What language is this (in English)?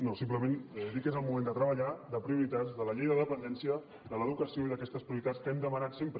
Catalan